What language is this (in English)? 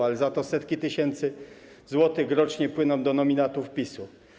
Polish